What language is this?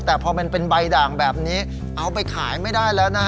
Thai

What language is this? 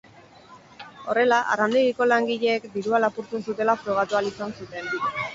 Basque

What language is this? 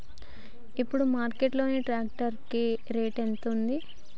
Telugu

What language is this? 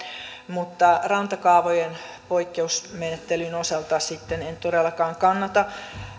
Finnish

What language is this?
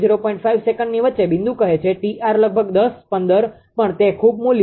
Gujarati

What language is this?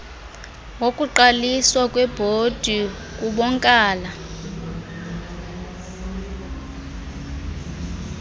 Xhosa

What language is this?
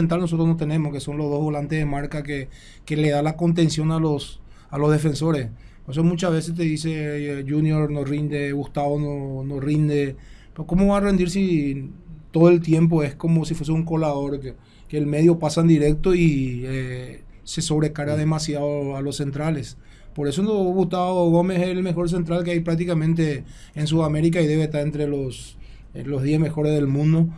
Spanish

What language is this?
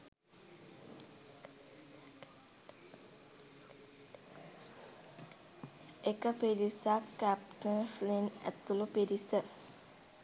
Sinhala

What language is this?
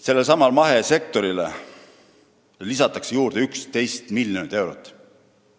Estonian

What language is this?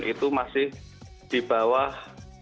Indonesian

